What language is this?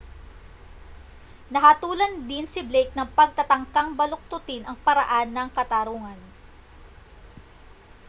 Filipino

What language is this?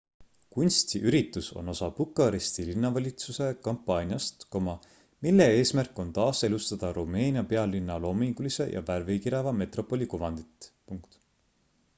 Estonian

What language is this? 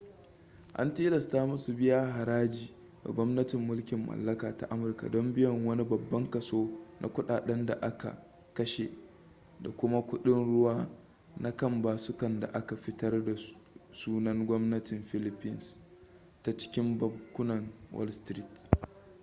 Hausa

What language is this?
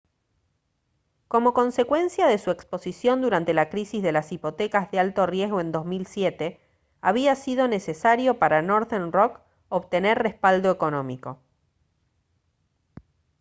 Spanish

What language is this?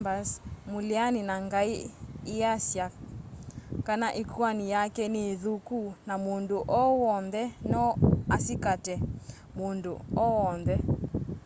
Kamba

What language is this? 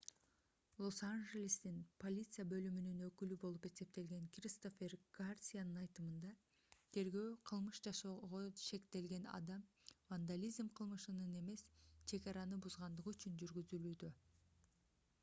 Kyrgyz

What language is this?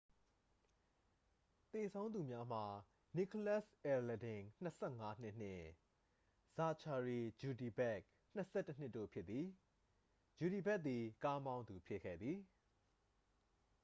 Burmese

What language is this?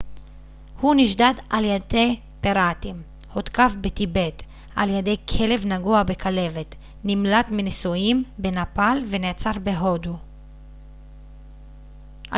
Hebrew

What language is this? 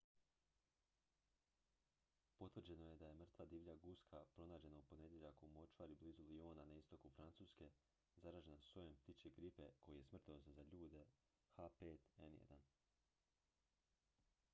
Croatian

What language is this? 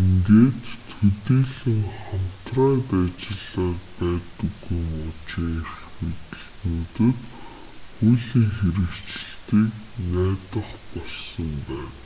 Mongolian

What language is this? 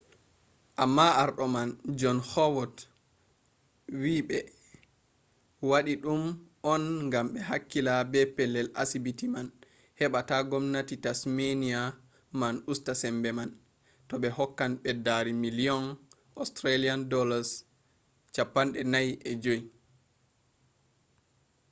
Fula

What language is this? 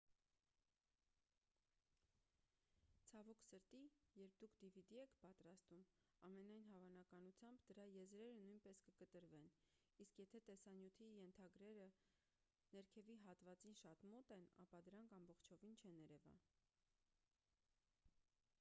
Armenian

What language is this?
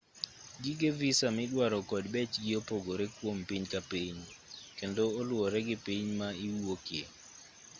Luo (Kenya and Tanzania)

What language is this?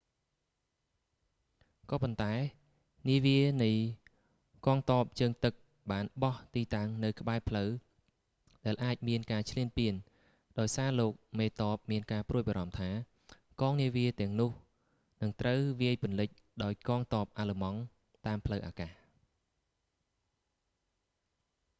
Khmer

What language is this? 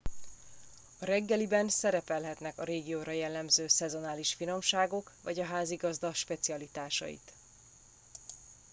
Hungarian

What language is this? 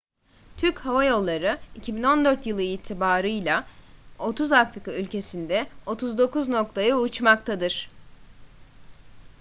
Turkish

